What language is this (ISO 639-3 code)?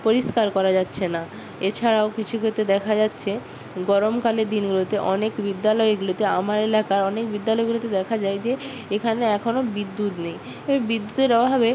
ben